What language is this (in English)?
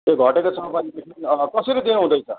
Nepali